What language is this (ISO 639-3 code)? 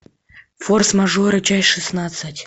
rus